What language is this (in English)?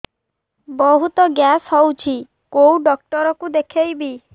Odia